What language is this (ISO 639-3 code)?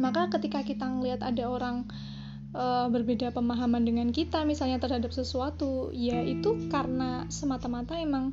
ind